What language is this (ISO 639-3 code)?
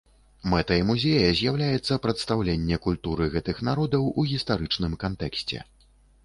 bel